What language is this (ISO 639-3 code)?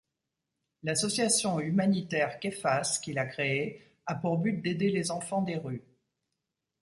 fra